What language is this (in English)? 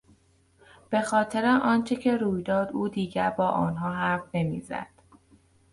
Persian